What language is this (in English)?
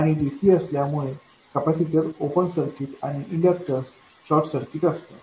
Marathi